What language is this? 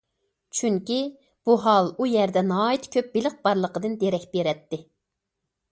Uyghur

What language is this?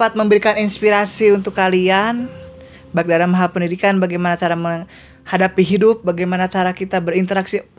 Indonesian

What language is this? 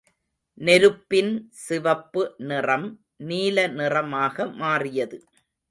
Tamil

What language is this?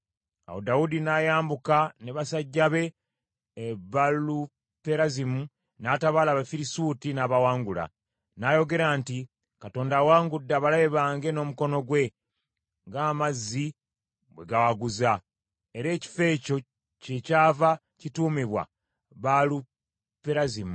Ganda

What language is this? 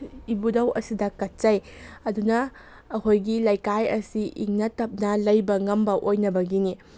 Manipuri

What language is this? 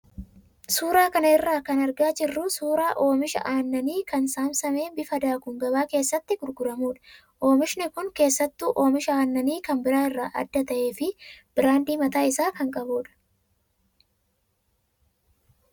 Oromo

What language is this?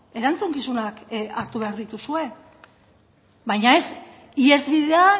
Basque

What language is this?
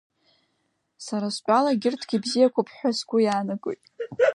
Abkhazian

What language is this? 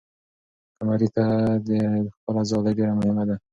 Pashto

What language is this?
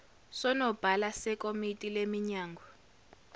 Zulu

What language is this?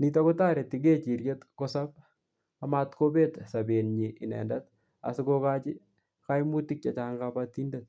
Kalenjin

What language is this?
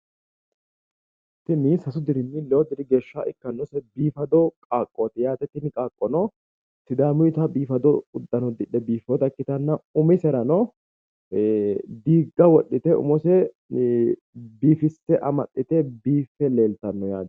Sidamo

